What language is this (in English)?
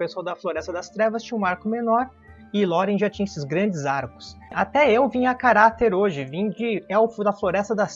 Portuguese